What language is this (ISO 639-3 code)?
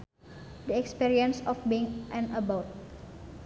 sun